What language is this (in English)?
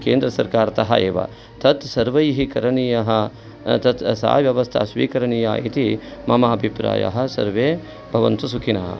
Sanskrit